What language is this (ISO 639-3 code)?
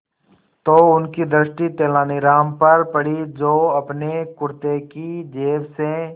hin